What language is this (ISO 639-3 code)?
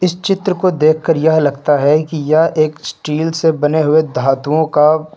hin